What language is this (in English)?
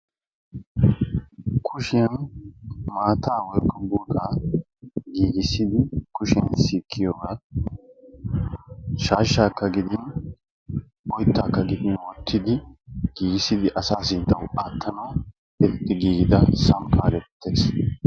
Wolaytta